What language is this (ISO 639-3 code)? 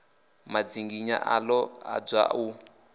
ven